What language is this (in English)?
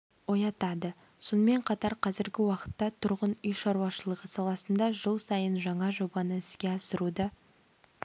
Kazakh